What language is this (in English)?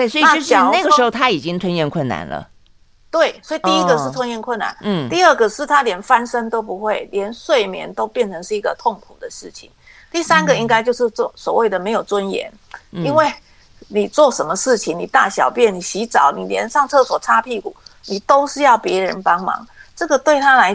Chinese